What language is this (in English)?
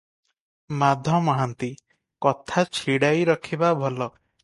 Odia